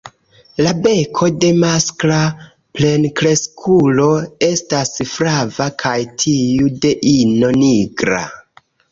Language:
Esperanto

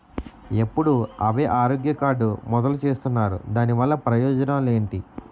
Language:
Telugu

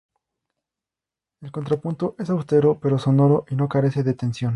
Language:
Spanish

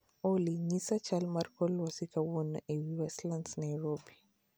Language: Luo (Kenya and Tanzania)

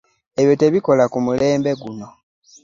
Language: Ganda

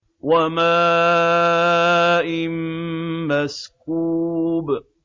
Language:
Arabic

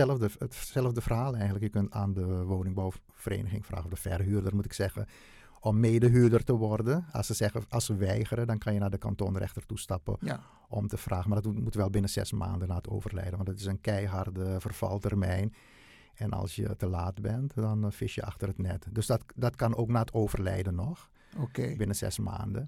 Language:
Dutch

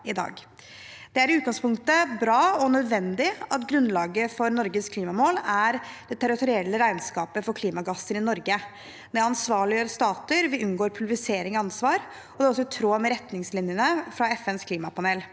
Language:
Norwegian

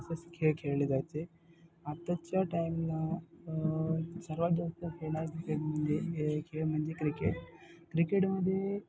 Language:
Marathi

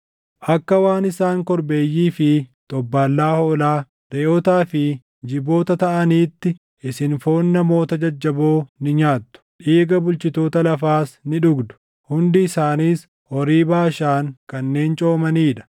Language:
Oromo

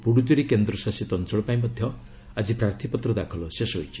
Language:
Odia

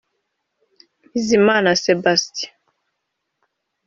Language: Kinyarwanda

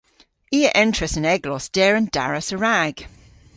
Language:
Cornish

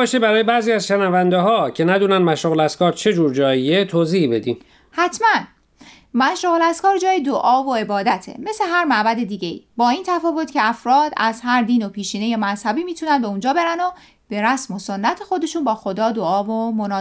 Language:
Persian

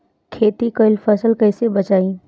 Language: Bhojpuri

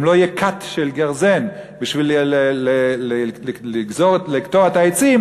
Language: Hebrew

